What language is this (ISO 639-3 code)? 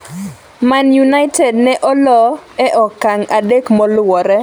luo